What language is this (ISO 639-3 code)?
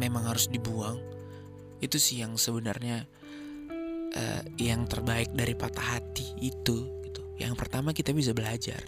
ind